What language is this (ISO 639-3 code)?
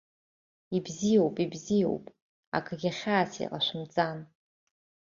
abk